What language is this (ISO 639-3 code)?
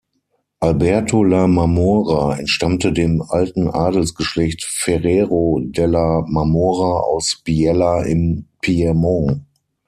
deu